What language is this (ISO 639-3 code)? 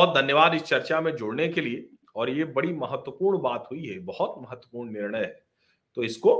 hin